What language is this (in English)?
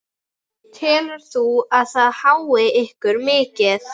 Icelandic